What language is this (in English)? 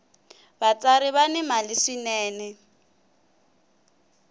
Tsonga